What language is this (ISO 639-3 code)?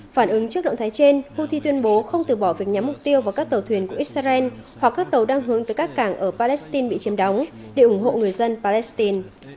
vie